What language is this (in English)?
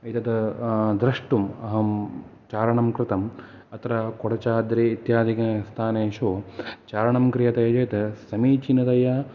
Sanskrit